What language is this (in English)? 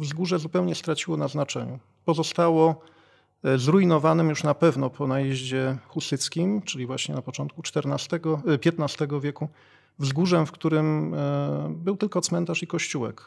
Polish